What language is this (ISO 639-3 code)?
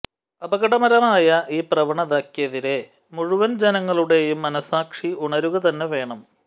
mal